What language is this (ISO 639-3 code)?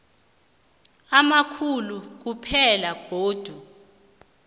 nbl